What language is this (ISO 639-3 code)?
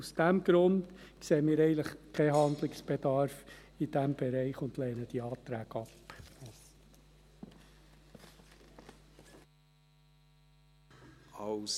gsw